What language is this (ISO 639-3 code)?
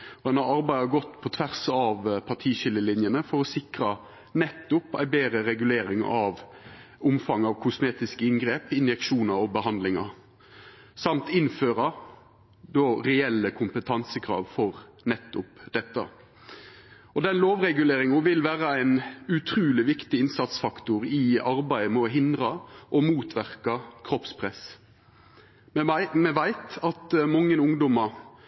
nno